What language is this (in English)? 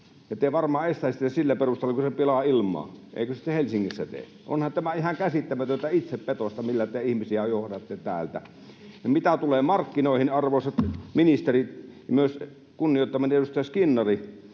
Finnish